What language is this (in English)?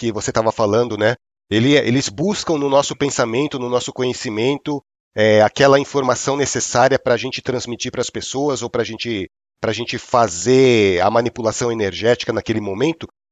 Portuguese